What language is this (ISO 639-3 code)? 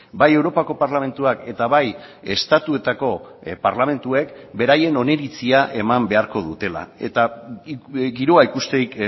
eus